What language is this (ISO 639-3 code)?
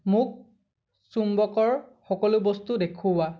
asm